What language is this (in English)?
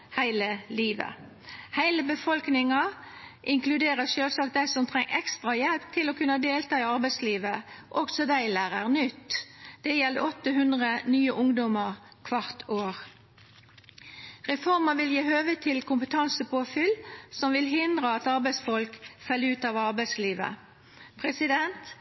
Norwegian Nynorsk